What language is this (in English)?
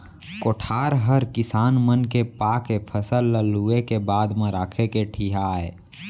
Chhattisgarhi